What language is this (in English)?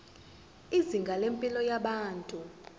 Zulu